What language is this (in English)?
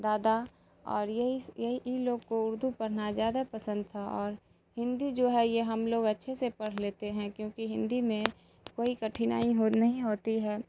Urdu